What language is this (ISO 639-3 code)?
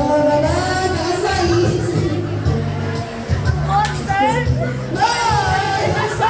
ind